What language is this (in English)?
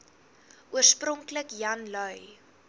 Afrikaans